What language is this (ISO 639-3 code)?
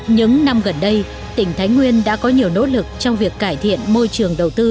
vie